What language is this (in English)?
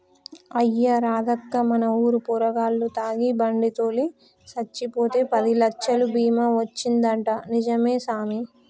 Telugu